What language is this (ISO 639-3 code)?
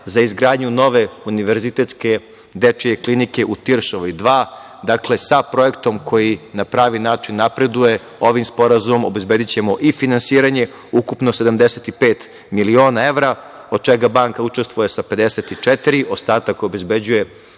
srp